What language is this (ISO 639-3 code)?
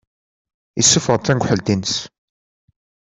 kab